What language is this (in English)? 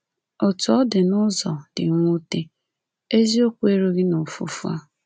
Igbo